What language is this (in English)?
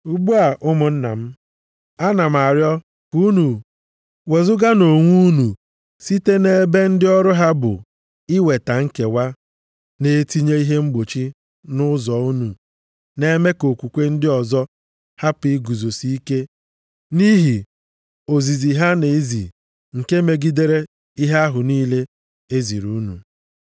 Igbo